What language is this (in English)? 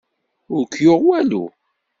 Kabyle